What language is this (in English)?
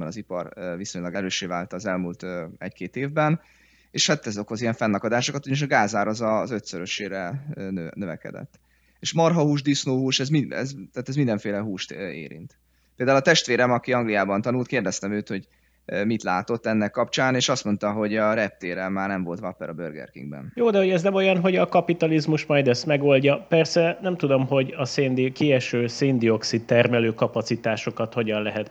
Hungarian